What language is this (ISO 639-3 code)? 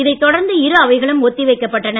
tam